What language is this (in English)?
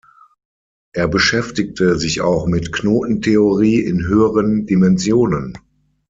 German